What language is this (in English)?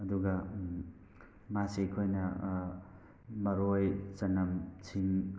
Manipuri